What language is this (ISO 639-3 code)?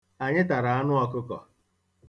ibo